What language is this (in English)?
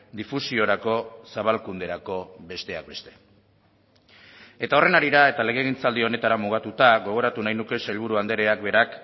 Basque